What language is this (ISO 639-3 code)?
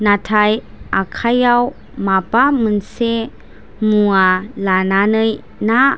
brx